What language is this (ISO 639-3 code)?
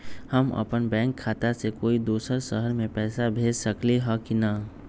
mag